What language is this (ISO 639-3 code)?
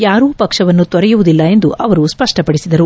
kan